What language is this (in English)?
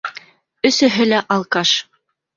Bashkir